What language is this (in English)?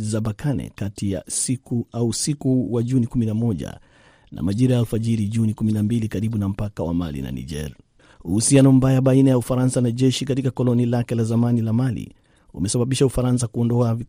Swahili